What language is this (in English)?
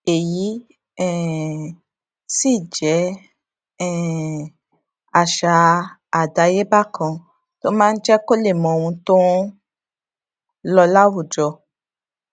Yoruba